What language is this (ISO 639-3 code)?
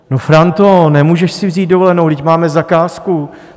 ces